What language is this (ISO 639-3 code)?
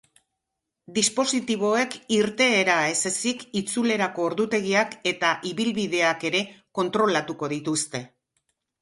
eus